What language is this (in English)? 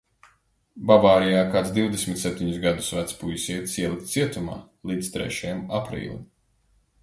Latvian